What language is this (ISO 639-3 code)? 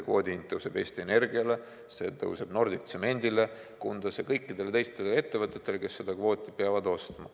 est